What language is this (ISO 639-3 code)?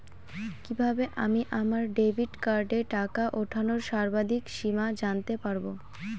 ben